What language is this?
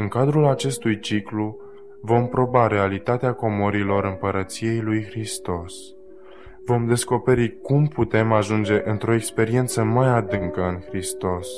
Romanian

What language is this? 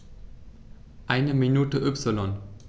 German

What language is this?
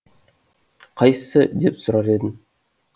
Kazakh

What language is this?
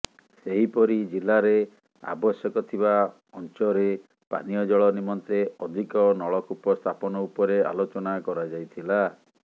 Odia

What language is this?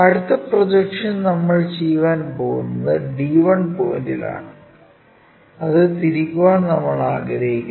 Malayalam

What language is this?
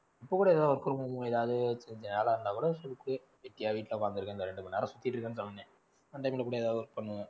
Tamil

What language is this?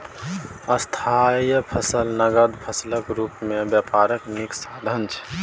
Maithili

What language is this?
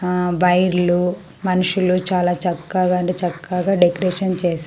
Telugu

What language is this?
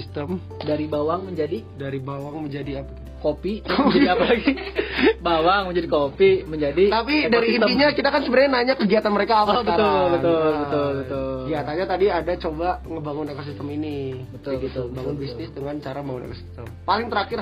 Indonesian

